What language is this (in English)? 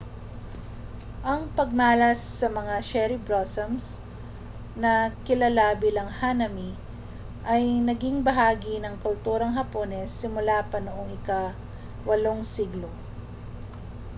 Filipino